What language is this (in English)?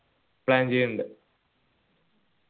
Malayalam